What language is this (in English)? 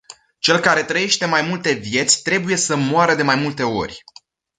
Romanian